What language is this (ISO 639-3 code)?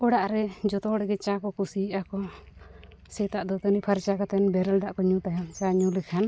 sat